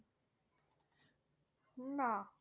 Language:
Bangla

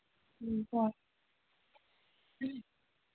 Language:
Manipuri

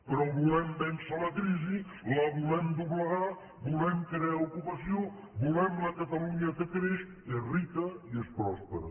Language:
Catalan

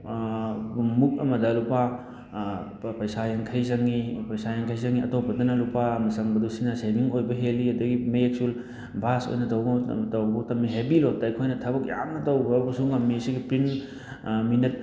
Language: Manipuri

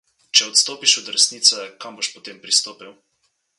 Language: Slovenian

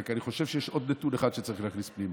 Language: Hebrew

